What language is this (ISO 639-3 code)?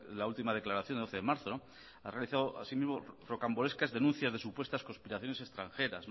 spa